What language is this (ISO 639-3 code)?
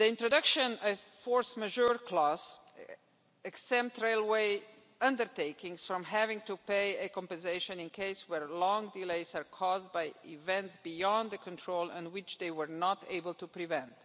eng